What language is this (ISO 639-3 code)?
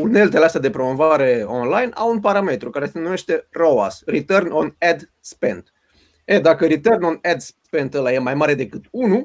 ron